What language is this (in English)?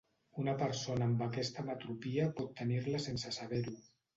Catalan